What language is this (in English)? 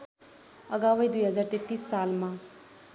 Nepali